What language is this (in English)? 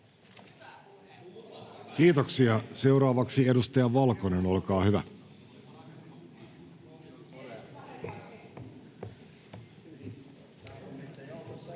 Finnish